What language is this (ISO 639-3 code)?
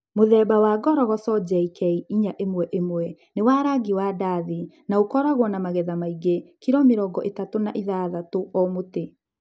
kik